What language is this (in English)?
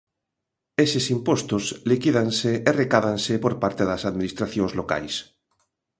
Galician